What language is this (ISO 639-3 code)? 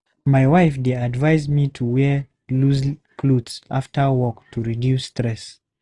pcm